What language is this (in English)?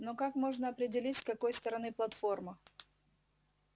Russian